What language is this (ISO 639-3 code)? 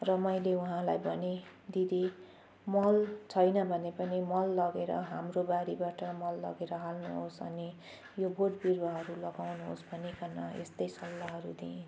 nep